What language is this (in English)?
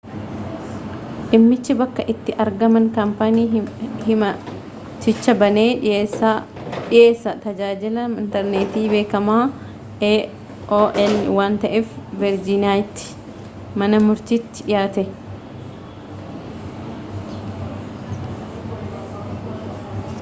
Oromo